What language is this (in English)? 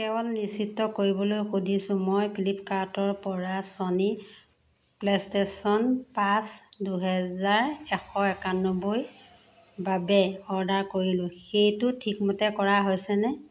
Assamese